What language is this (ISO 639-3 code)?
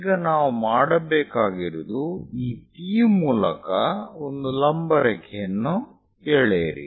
kan